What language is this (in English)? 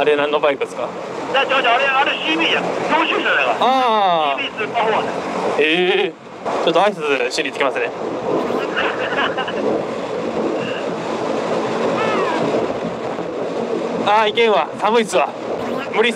Japanese